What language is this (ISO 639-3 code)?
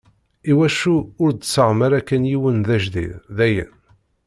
kab